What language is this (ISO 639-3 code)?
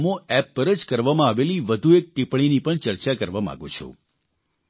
guj